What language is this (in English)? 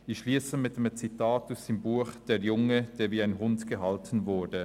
Swiss German